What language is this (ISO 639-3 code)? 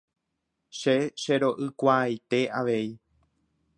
grn